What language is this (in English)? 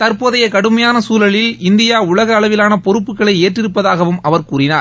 Tamil